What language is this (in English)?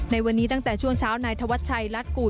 Thai